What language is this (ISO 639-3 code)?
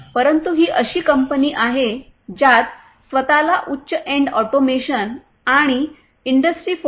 mar